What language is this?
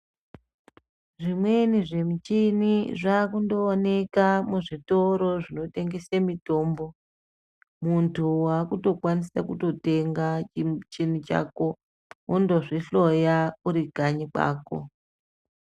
Ndau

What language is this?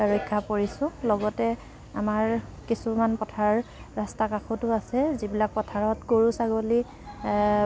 Assamese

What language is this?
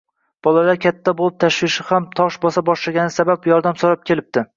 Uzbek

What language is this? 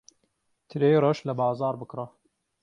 Central Kurdish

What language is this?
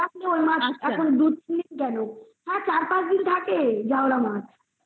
Bangla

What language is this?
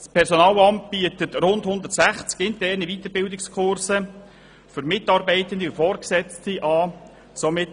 Swiss German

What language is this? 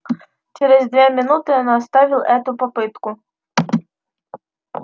Russian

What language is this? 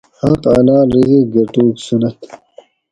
Gawri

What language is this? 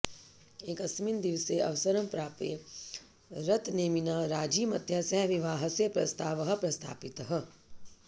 Sanskrit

